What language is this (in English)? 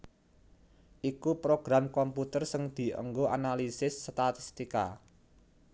Javanese